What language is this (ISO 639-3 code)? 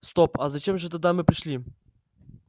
rus